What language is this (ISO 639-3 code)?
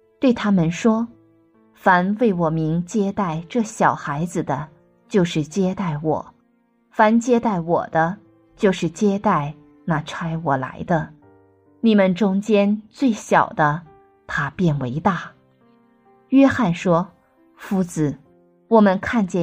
zho